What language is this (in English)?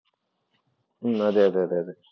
Malayalam